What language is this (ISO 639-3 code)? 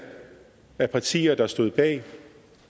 dan